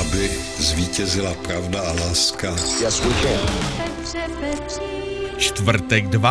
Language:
Czech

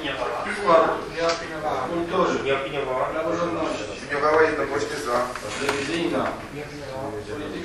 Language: Polish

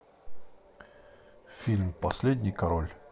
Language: Russian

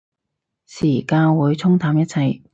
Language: Cantonese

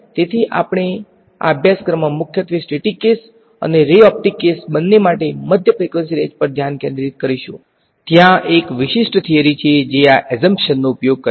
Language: Gujarati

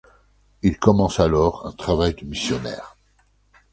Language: French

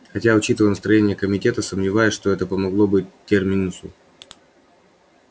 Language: Russian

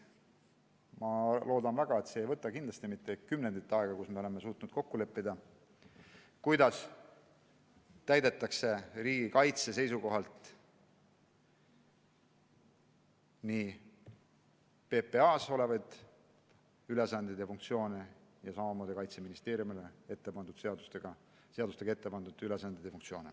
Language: Estonian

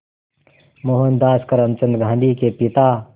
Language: Hindi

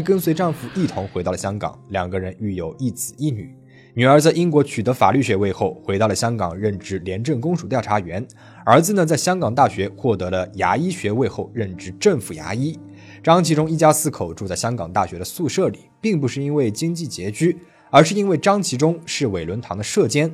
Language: Chinese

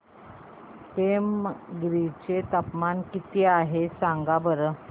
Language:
Marathi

